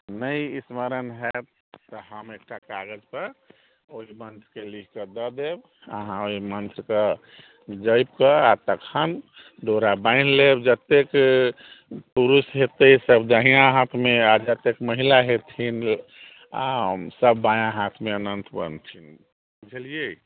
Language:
Maithili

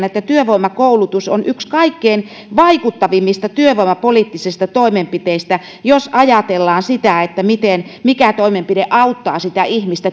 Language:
Finnish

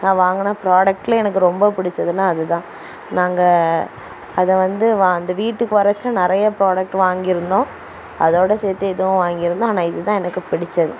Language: Tamil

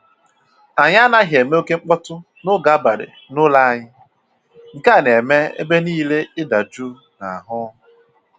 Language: Igbo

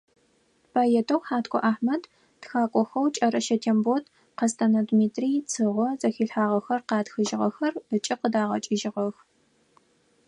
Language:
Adyghe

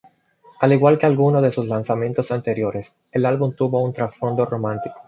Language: Spanish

